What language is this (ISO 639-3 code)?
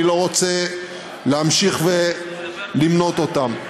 heb